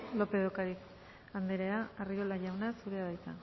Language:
Basque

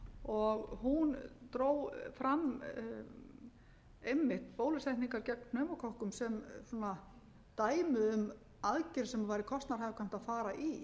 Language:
Icelandic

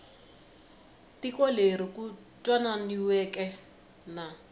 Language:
Tsonga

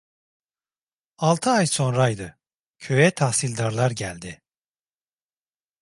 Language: Turkish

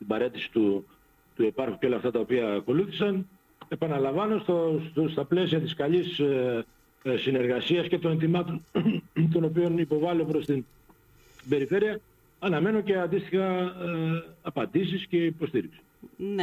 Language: Greek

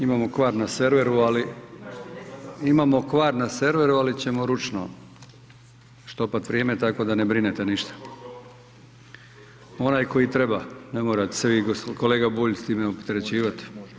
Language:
Croatian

